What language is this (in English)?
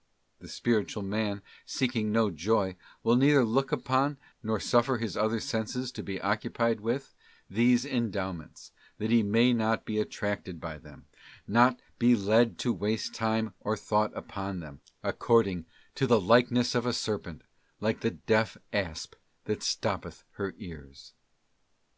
English